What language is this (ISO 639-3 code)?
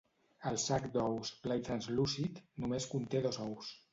cat